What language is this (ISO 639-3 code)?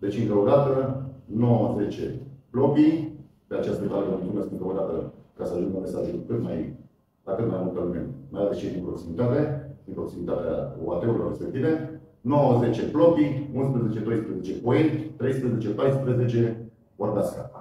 ron